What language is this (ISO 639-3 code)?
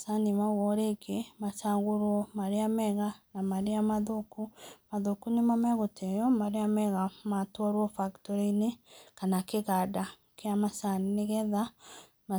kik